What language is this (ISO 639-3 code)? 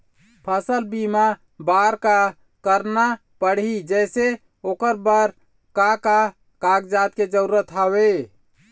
hne